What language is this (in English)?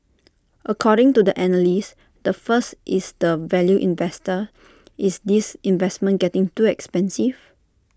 English